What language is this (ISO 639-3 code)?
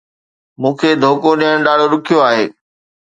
snd